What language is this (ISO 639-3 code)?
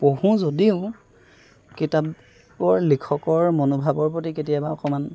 asm